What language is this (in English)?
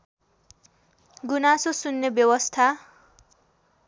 Nepali